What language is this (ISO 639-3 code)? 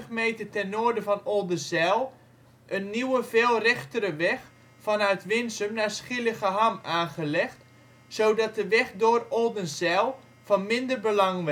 nld